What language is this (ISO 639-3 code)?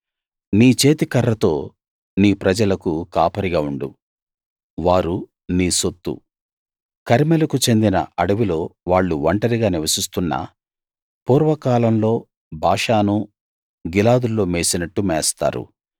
tel